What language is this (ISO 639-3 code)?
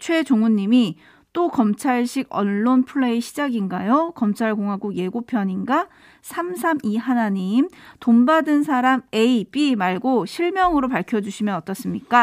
kor